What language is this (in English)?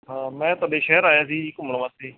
Punjabi